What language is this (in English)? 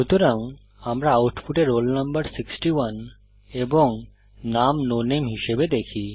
Bangla